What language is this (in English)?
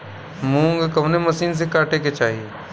Bhojpuri